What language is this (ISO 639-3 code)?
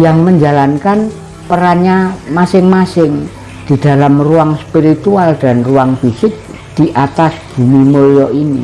ind